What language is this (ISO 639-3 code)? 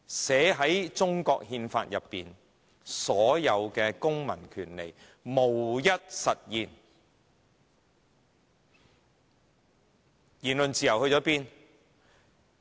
yue